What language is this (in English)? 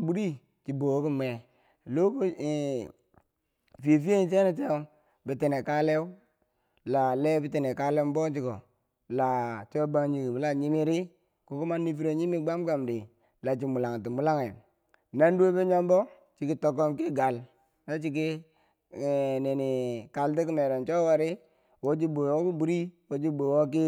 Bangwinji